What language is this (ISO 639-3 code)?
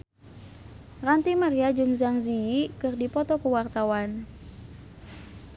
sun